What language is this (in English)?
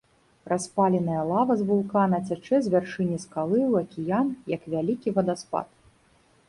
Belarusian